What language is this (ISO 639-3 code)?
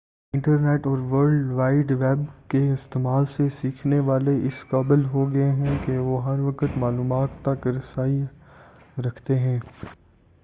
urd